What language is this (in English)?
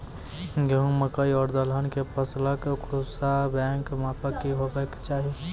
Maithili